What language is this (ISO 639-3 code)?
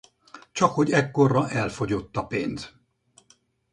hun